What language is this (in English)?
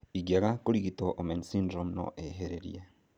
Kikuyu